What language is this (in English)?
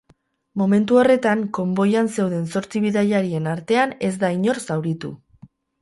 Basque